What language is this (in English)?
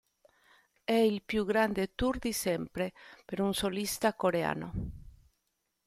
Italian